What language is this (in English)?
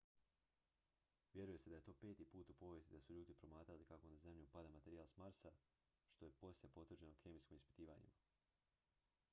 Croatian